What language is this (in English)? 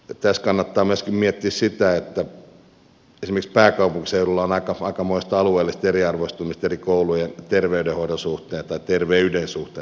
Finnish